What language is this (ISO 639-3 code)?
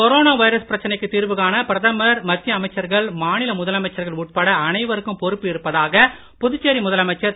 tam